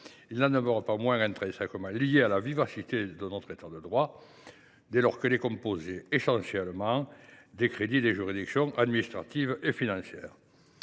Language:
French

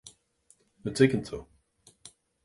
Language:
Irish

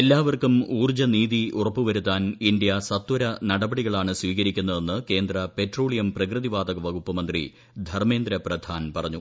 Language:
Malayalam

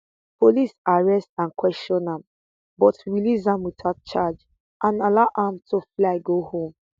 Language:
Nigerian Pidgin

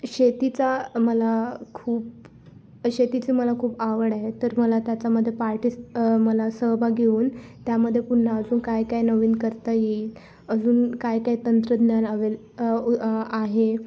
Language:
Marathi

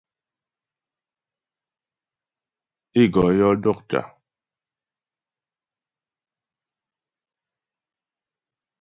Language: Ghomala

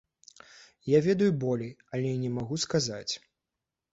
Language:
Belarusian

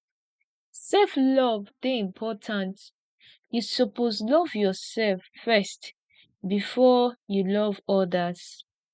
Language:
Nigerian Pidgin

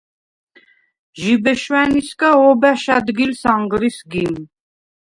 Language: Svan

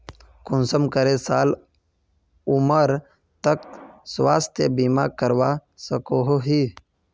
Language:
Magahi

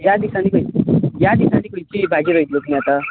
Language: Konkani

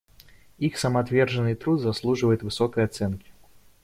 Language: Russian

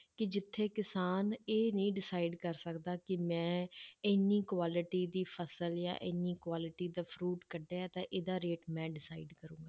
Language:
Punjabi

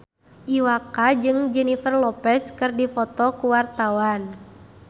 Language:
Sundanese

